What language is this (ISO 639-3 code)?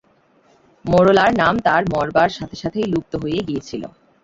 ben